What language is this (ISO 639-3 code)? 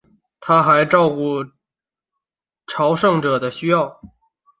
zho